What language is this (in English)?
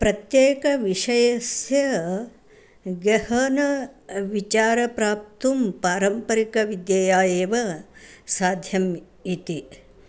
Sanskrit